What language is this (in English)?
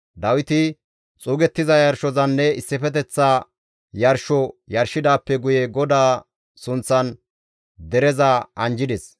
Gamo